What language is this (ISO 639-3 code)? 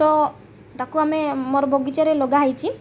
ori